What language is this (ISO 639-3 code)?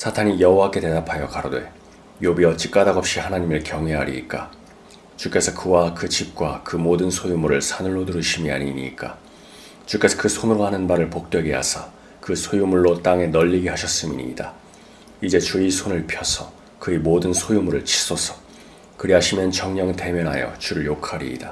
kor